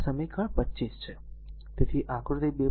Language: Gujarati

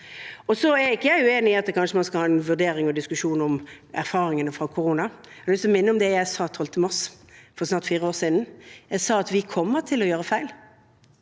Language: Norwegian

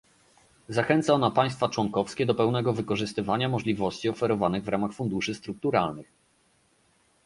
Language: Polish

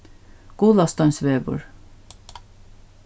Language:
Faroese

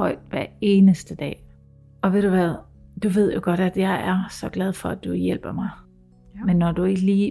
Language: Danish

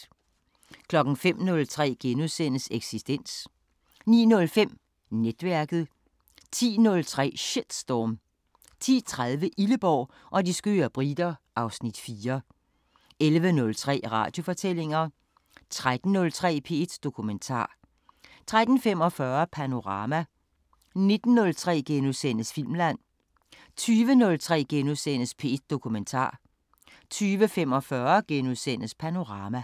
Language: Danish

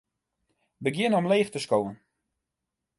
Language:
Western Frisian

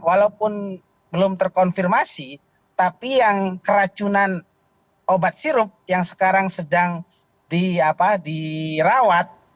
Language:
Indonesian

